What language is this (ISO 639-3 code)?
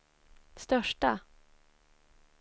swe